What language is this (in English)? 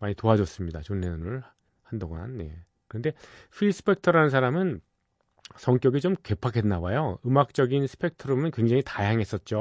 Korean